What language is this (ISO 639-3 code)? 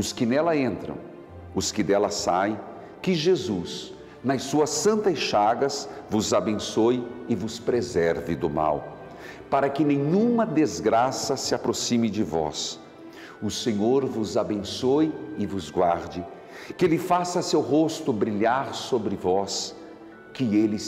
por